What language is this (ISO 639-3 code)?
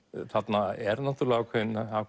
isl